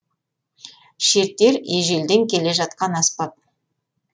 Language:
Kazakh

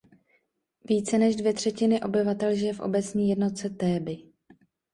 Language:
Czech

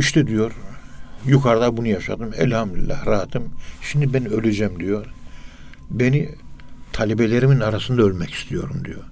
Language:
Turkish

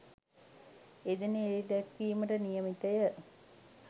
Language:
Sinhala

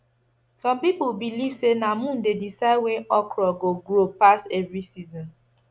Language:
Nigerian Pidgin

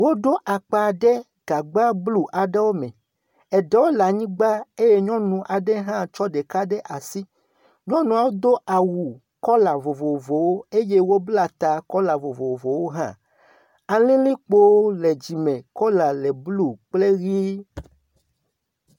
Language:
Ewe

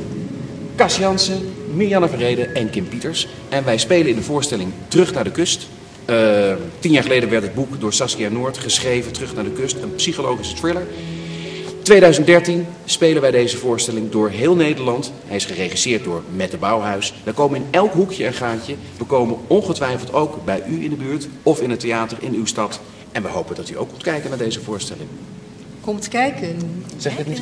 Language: Dutch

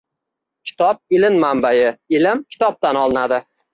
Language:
Uzbek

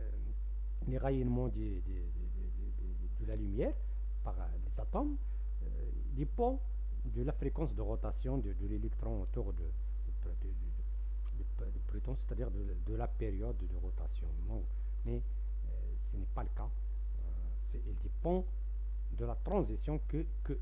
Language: French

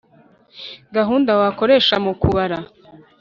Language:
Kinyarwanda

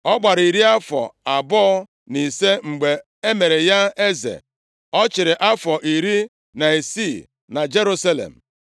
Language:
Igbo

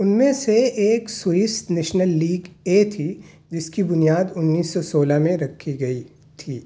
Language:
Urdu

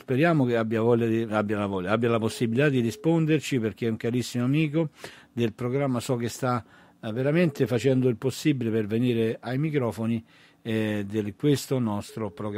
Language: Italian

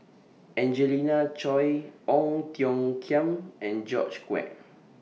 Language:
English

